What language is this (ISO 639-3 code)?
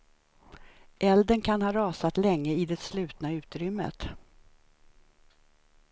swe